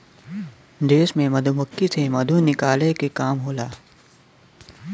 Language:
Bhojpuri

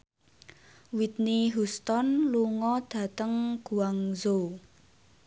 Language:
Javanese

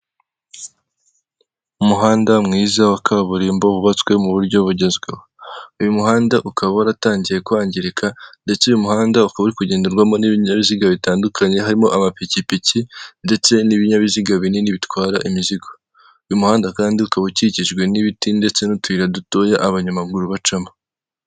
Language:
Kinyarwanda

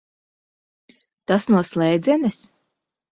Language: Latvian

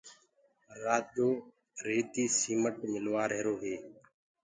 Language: Gurgula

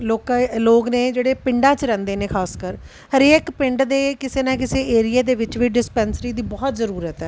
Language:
Punjabi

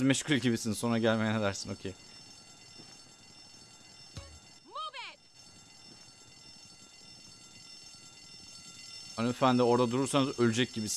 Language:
Turkish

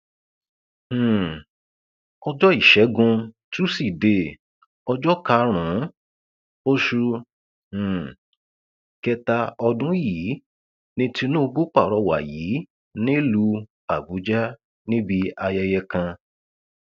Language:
Yoruba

